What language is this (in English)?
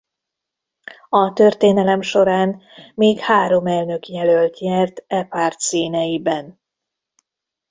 Hungarian